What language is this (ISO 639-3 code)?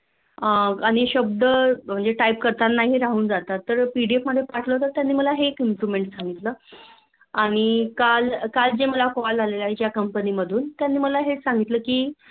mar